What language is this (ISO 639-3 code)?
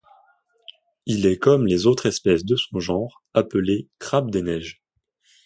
fra